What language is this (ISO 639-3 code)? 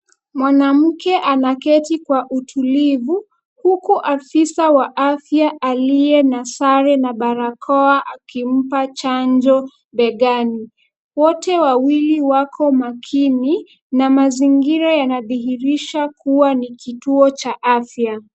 swa